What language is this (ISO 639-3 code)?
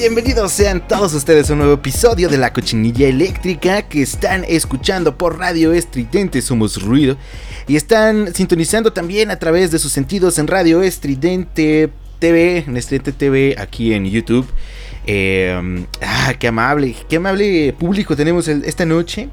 spa